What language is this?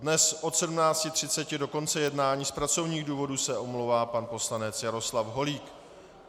Czech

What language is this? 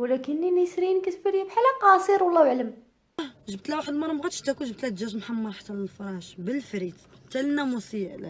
Arabic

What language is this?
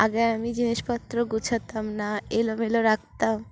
Bangla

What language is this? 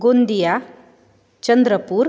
Sanskrit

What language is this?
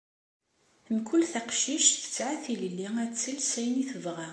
Kabyle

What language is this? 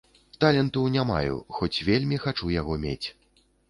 Belarusian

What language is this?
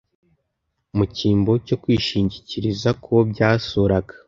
Kinyarwanda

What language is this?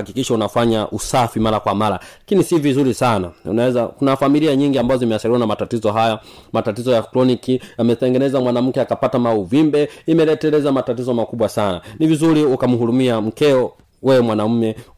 Swahili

